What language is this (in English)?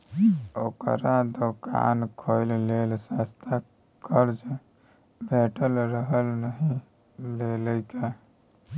Maithili